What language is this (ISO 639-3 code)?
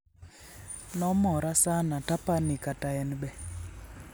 luo